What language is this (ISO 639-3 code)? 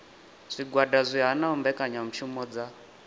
ven